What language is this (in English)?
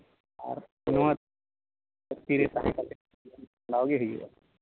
Santali